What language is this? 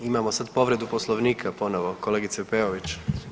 Croatian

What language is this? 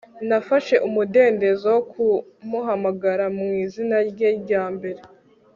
Kinyarwanda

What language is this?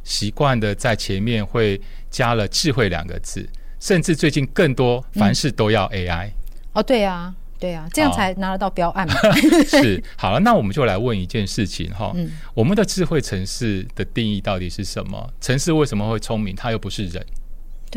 Chinese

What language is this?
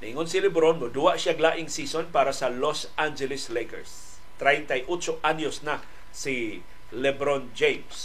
Filipino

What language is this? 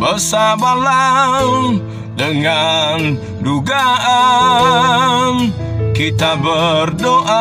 Indonesian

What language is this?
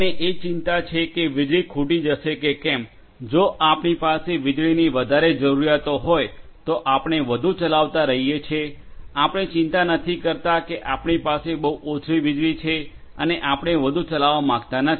Gujarati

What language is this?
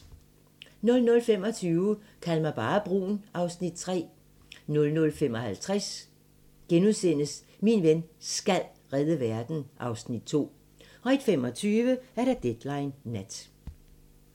Danish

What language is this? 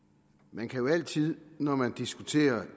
Danish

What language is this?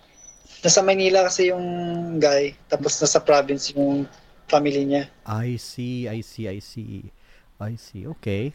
Filipino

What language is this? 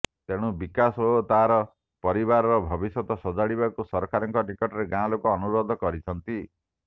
Odia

